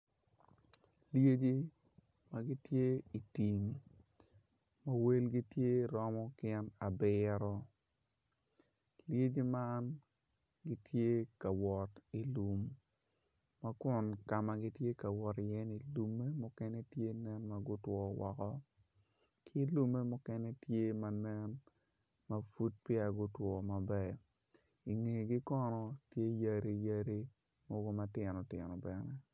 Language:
Acoli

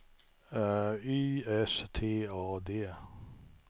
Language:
Swedish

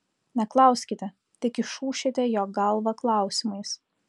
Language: Lithuanian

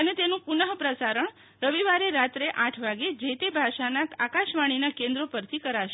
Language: Gujarati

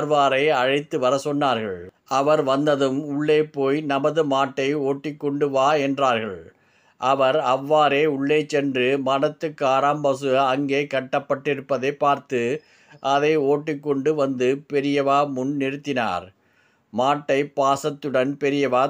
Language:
Arabic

